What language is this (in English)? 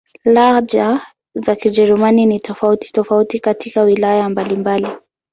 Swahili